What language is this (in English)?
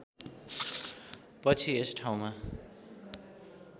Nepali